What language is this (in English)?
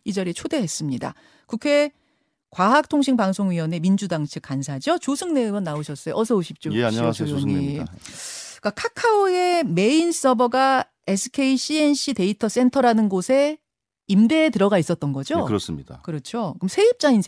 Korean